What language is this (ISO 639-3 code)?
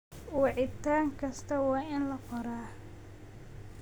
som